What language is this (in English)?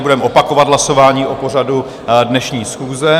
Czech